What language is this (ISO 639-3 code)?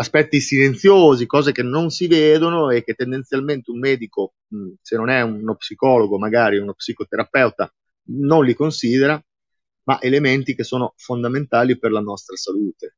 ita